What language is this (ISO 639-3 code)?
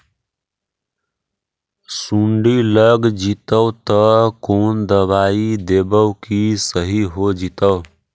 mag